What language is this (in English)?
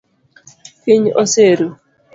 Luo (Kenya and Tanzania)